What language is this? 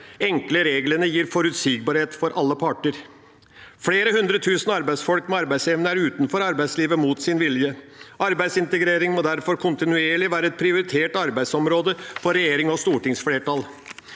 Norwegian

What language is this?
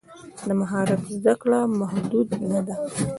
Pashto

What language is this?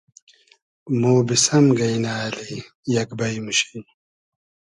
Hazaragi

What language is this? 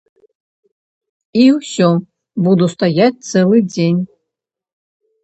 Belarusian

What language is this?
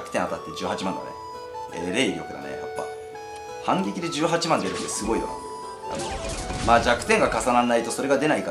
Japanese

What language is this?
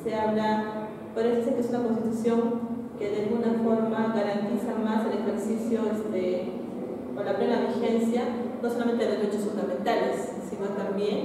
Spanish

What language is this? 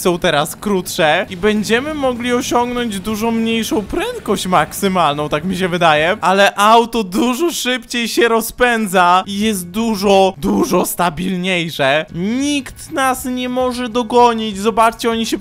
Polish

